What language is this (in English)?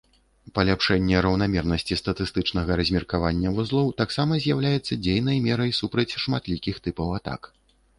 Belarusian